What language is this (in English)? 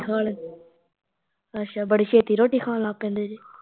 Punjabi